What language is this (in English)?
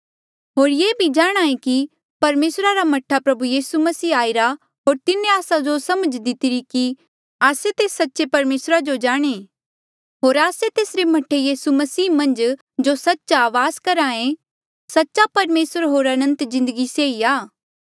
Mandeali